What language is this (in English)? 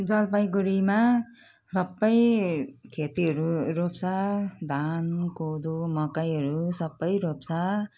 Nepali